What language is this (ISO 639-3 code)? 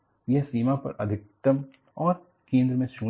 hin